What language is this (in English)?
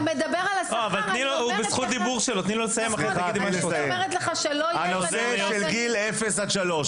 Hebrew